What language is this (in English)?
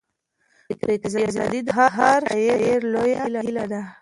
Pashto